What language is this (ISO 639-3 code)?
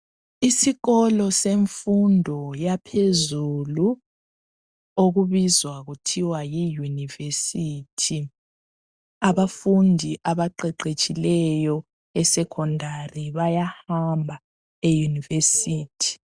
nde